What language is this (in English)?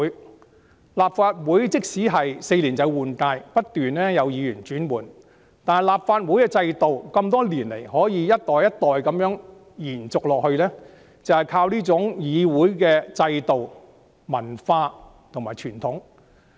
Cantonese